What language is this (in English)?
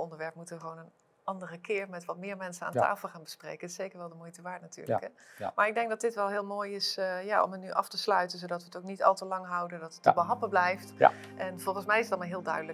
Dutch